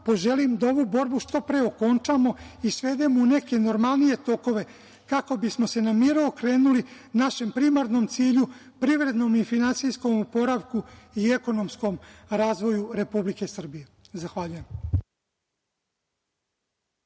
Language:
Serbian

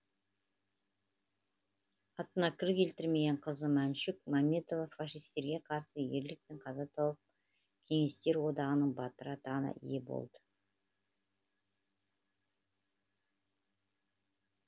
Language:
Kazakh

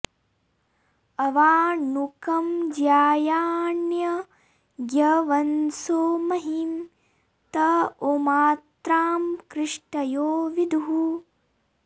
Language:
Sanskrit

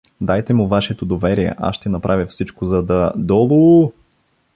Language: Bulgarian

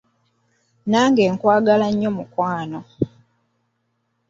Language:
Ganda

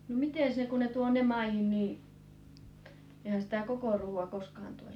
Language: Finnish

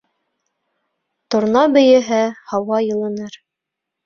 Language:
Bashkir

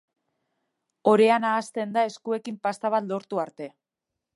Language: Basque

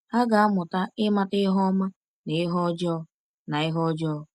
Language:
Igbo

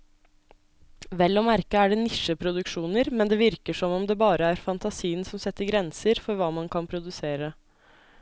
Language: Norwegian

